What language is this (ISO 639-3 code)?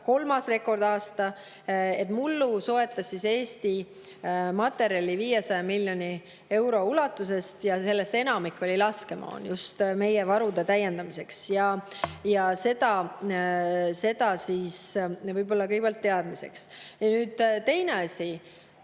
est